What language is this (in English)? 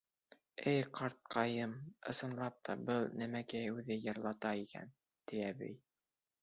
Bashkir